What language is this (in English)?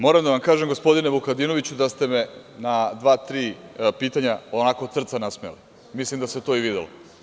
Serbian